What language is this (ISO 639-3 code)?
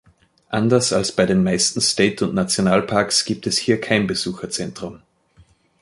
deu